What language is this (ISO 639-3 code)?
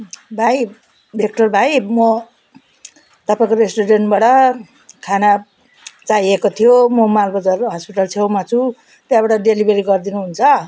nep